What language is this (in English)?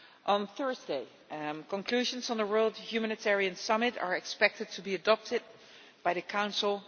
English